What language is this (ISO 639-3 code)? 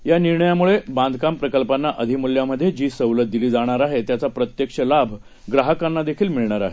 mar